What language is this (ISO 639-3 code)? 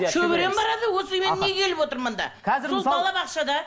kaz